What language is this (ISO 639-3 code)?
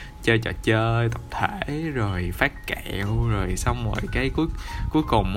vie